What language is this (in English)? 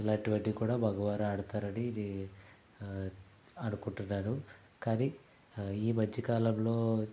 Telugu